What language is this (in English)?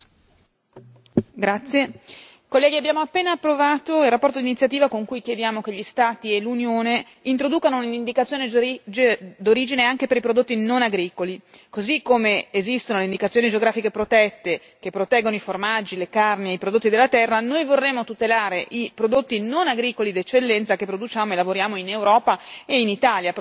Italian